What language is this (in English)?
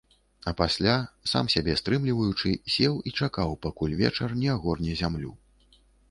Belarusian